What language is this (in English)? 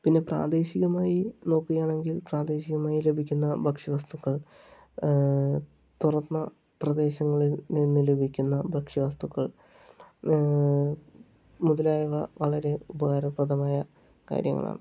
Malayalam